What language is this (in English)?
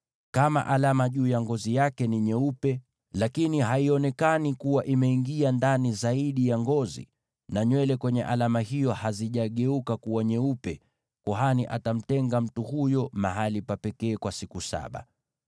Swahili